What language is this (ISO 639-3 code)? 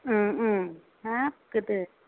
brx